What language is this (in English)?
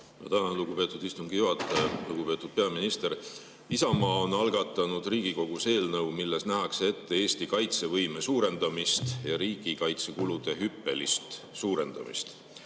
Estonian